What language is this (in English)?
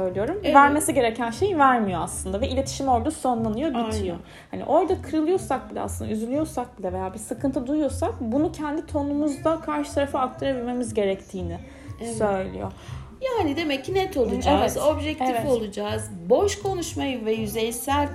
Turkish